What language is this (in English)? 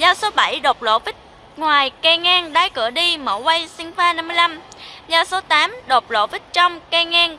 Vietnamese